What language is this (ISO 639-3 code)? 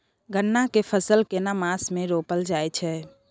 mai